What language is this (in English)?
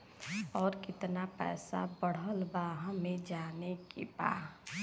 Bhojpuri